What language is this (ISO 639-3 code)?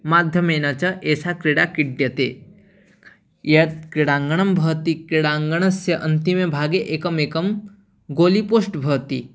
san